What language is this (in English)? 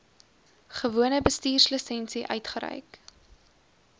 Afrikaans